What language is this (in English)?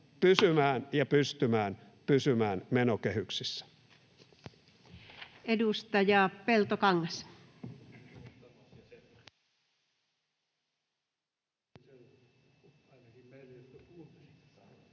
Finnish